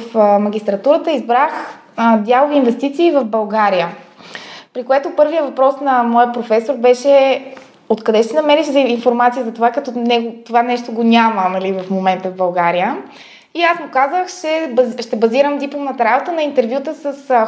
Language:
Bulgarian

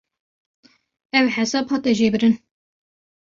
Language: Kurdish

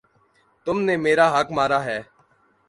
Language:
Urdu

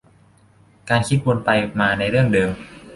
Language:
Thai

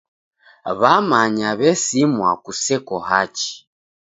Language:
Taita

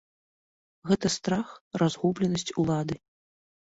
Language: Belarusian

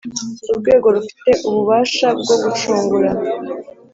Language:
Kinyarwanda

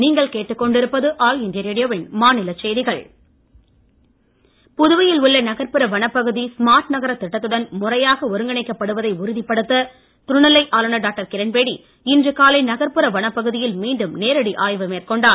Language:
Tamil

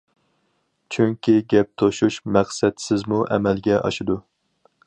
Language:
Uyghur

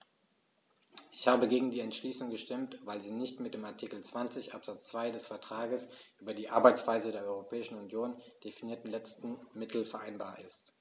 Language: German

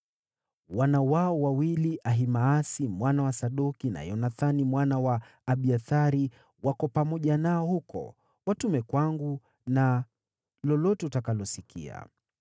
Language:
Swahili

